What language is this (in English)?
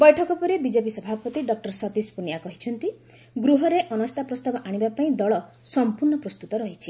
Odia